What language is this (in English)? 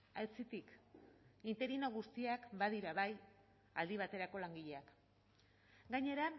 Basque